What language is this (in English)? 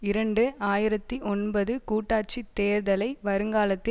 Tamil